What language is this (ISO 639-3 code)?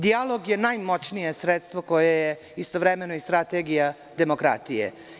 srp